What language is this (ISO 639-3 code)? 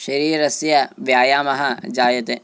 san